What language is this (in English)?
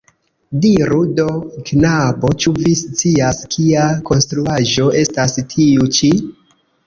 Esperanto